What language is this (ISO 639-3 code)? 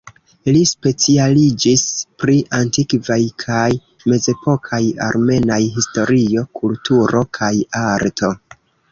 epo